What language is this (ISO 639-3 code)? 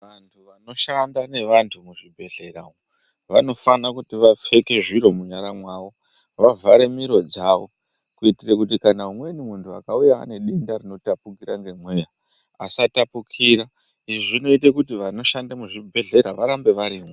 ndc